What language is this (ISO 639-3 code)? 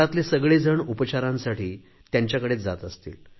mar